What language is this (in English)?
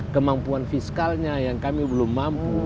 Indonesian